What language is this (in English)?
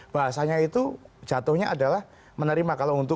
Indonesian